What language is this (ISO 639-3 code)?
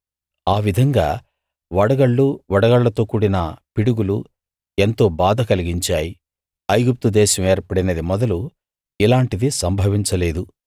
tel